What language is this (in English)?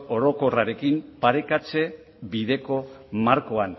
Basque